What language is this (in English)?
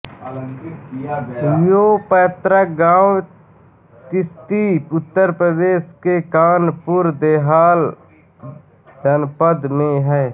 Hindi